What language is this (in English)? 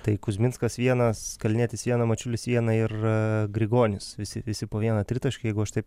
Lithuanian